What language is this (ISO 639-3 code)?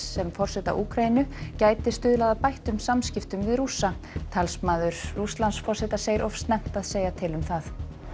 isl